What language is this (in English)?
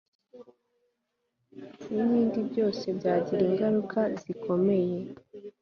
Kinyarwanda